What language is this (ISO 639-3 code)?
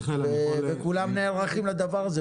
heb